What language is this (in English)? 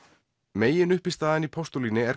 Icelandic